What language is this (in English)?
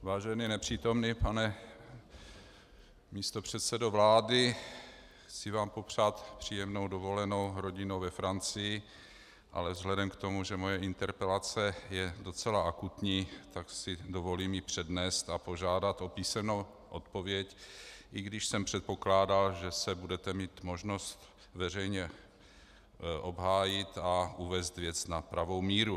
Czech